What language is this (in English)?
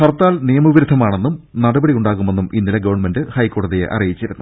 Malayalam